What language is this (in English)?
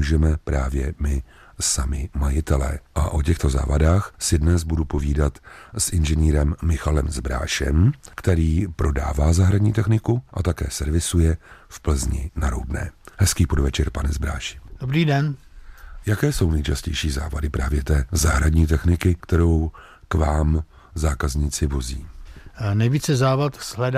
Czech